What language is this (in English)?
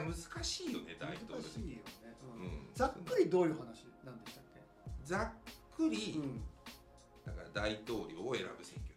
Japanese